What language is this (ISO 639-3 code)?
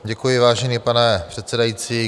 ces